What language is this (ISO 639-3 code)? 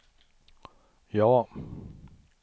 swe